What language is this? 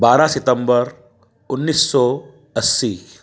Hindi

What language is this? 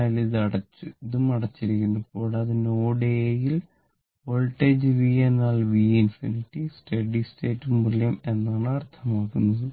Malayalam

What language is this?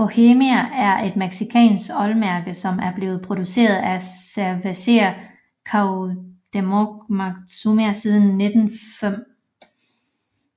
Danish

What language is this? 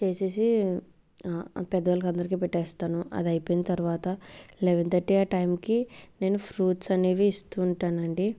Telugu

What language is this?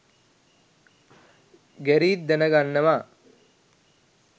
Sinhala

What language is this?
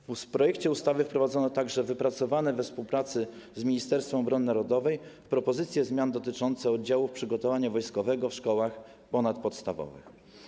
Polish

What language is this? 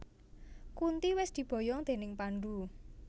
Javanese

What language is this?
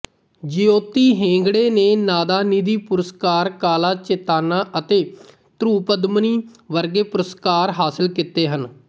Punjabi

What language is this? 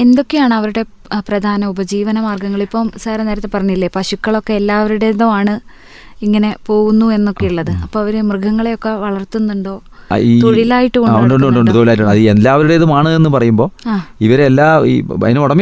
Malayalam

